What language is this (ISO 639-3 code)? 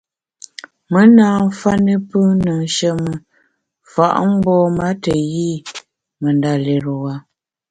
bax